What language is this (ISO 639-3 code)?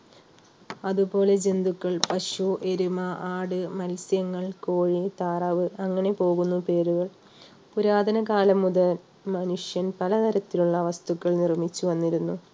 mal